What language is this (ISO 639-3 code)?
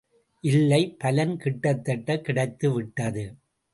tam